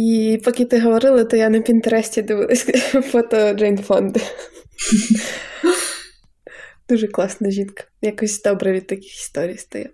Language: Ukrainian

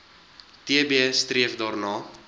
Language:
Afrikaans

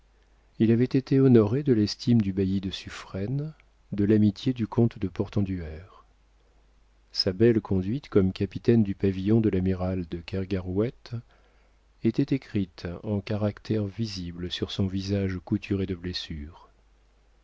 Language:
French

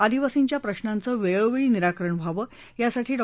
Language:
Marathi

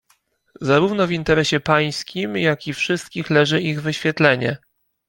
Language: Polish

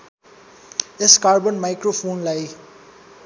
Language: Nepali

